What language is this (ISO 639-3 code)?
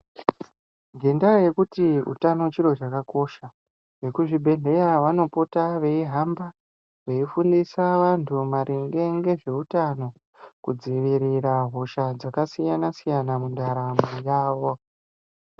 ndc